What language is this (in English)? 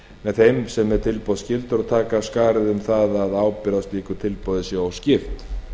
Icelandic